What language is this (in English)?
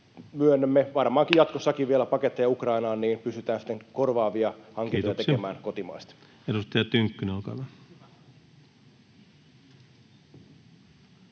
Finnish